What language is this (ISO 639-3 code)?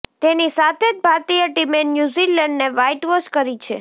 guj